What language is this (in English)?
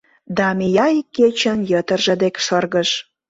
Mari